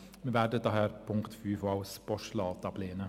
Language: Swiss German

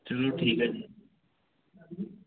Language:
Punjabi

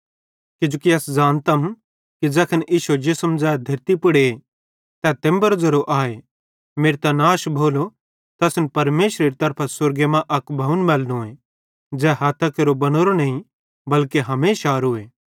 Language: Bhadrawahi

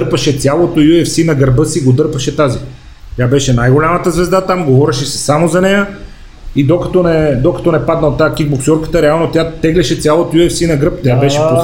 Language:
Bulgarian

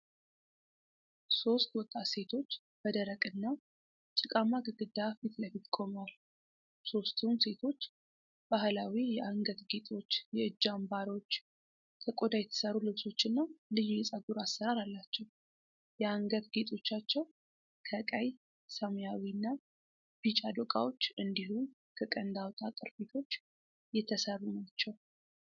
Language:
Amharic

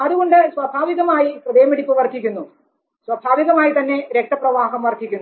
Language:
Malayalam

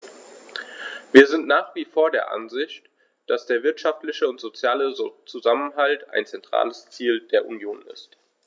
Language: German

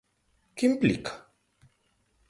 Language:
Galician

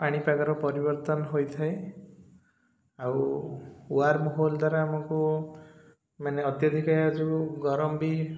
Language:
Odia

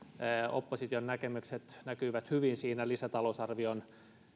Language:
Finnish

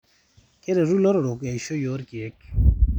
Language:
Masai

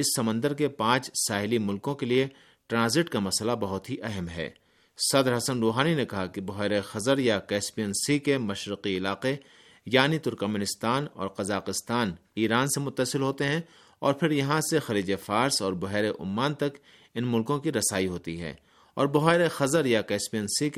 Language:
Urdu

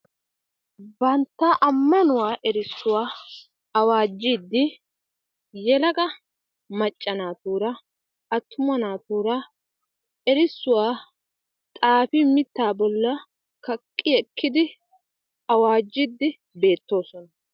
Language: Wolaytta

